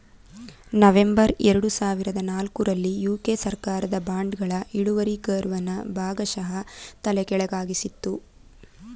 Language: Kannada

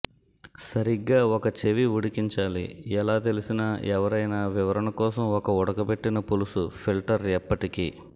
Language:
Telugu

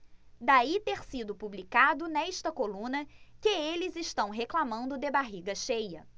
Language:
Portuguese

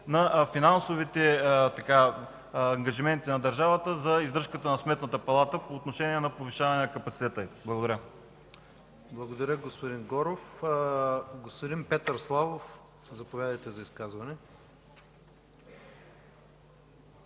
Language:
Bulgarian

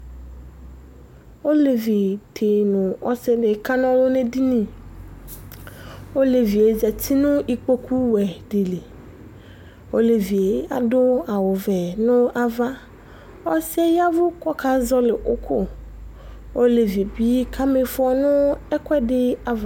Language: Ikposo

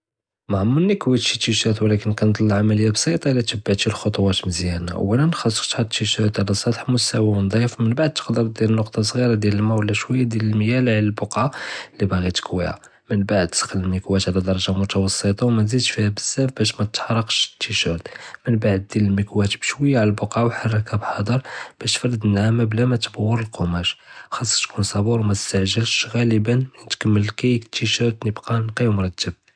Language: Judeo-Arabic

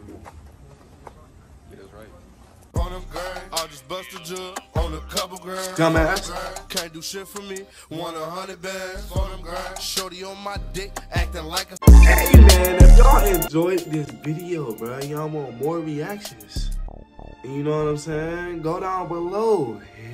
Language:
English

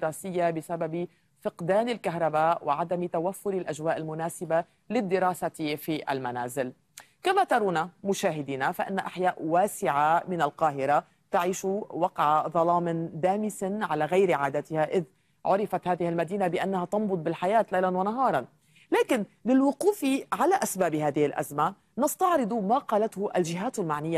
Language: Arabic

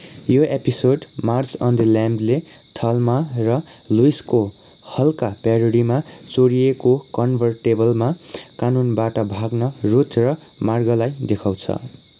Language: Nepali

